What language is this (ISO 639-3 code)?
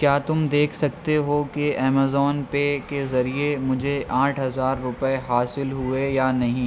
urd